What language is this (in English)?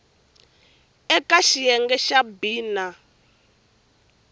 Tsonga